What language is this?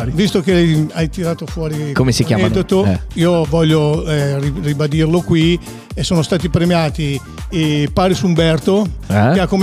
Italian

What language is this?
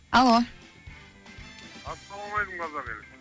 Kazakh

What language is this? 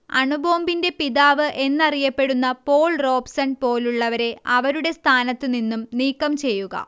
Malayalam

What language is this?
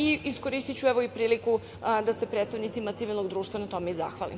Serbian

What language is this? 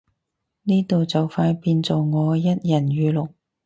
Cantonese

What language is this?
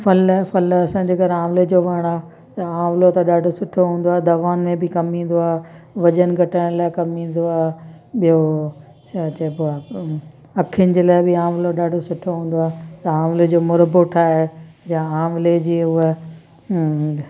Sindhi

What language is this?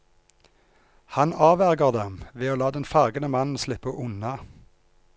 Norwegian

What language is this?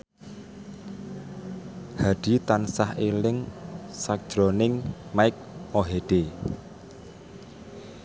Javanese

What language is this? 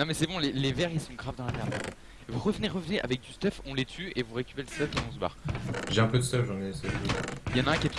French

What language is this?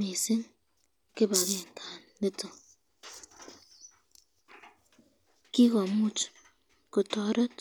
Kalenjin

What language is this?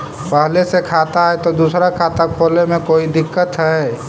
Magahi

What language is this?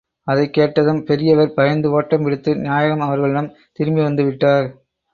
Tamil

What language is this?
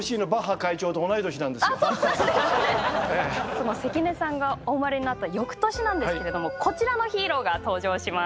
Japanese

